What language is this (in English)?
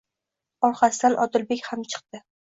Uzbek